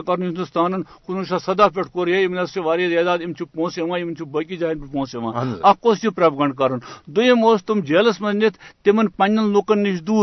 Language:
Urdu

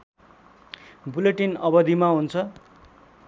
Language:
Nepali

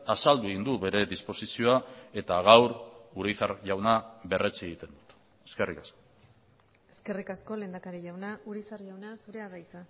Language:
Basque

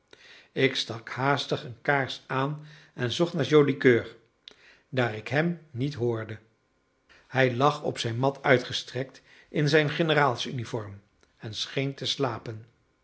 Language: Dutch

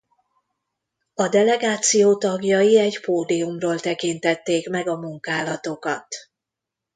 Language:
Hungarian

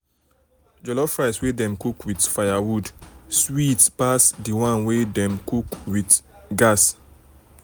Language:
Nigerian Pidgin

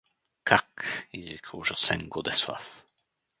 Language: Bulgarian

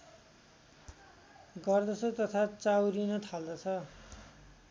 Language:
Nepali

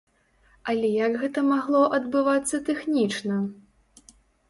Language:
Belarusian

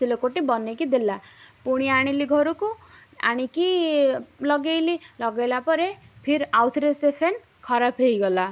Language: Odia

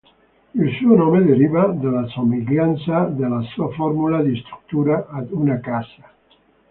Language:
Italian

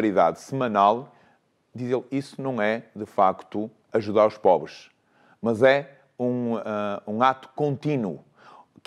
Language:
Portuguese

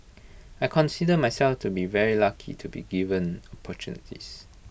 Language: English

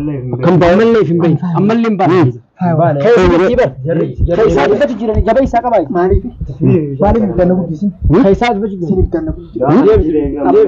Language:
Arabic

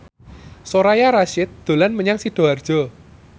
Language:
Javanese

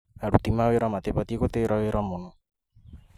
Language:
Kikuyu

